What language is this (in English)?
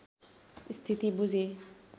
Nepali